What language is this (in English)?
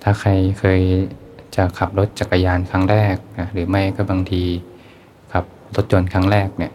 Thai